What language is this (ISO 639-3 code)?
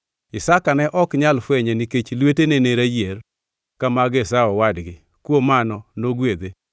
luo